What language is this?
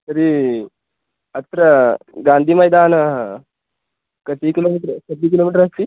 Sanskrit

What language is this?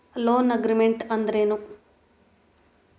Kannada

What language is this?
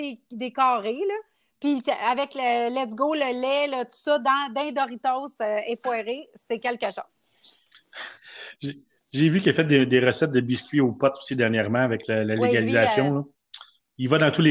French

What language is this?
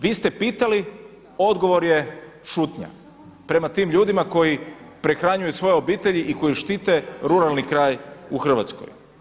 Croatian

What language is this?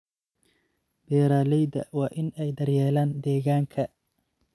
Somali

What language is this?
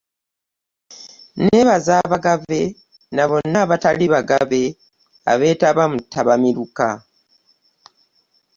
Ganda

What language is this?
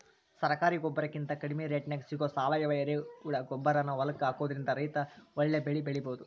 Kannada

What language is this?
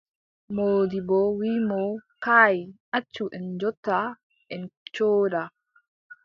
Adamawa Fulfulde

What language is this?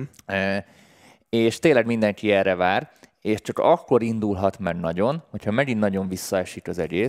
Hungarian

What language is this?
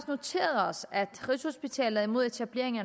Danish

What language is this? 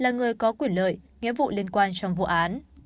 Vietnamese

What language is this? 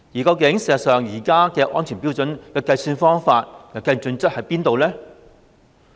Cantonese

